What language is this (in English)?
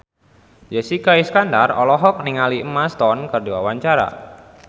Sundanese